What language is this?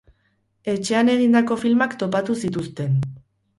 Basque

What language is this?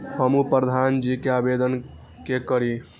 Maithili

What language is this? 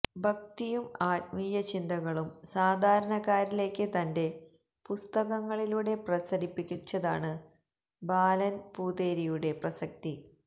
Malayalam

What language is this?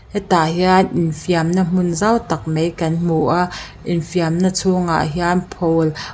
Mizo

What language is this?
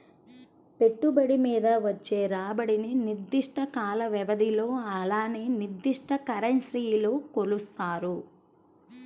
Telugu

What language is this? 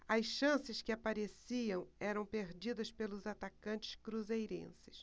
Portuguese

